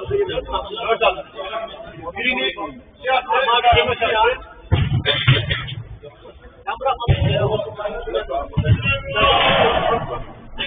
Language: Turkish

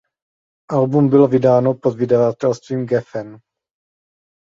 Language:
Czech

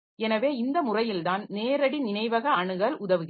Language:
Tamil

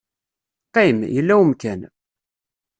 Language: Kabyle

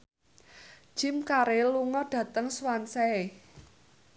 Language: Javanese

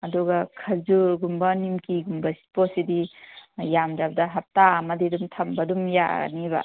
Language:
Manipuri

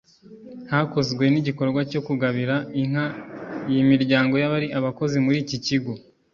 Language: Kinyarwanda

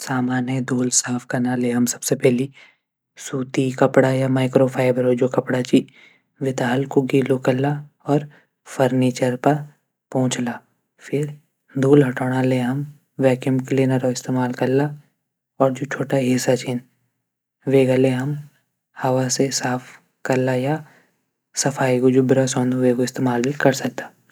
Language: Garhwali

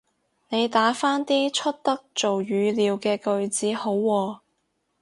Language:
Cantonese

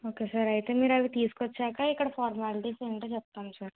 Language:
Telugu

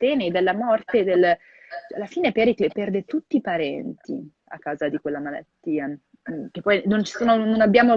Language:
Italian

